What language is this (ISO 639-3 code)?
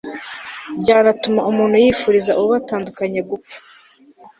kin